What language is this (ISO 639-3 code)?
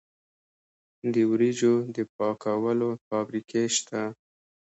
pus